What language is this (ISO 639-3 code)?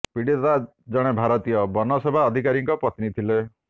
ori